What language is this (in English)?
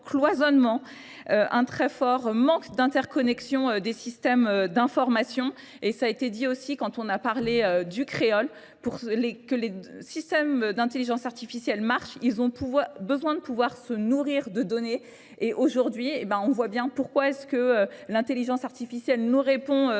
French